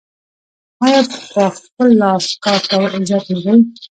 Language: Pashto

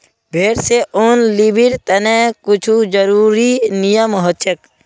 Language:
Magahi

